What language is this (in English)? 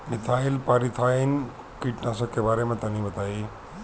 Bhojpuri